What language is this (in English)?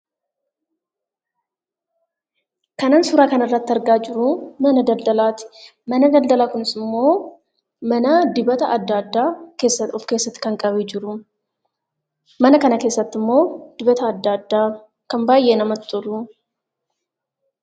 Oromo